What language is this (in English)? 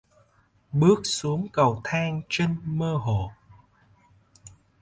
Vietnamese